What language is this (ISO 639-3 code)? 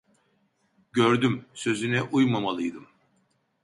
tur